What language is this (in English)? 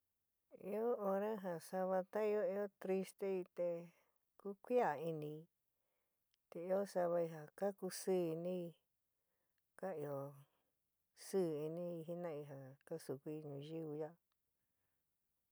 San Miguel El Grande Mixtec